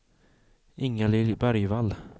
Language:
Swedish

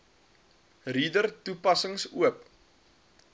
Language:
Afrikaans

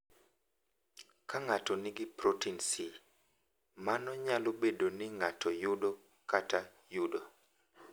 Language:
Luo (Kenya and Tanzania)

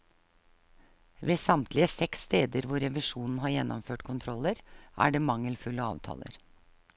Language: Norwegian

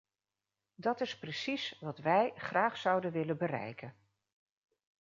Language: Dutch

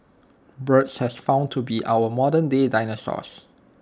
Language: English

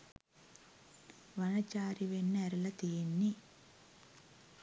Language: Sinhala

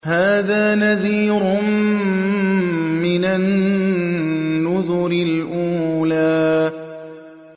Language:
Arabic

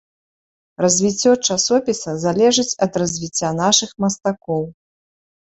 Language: Belarusian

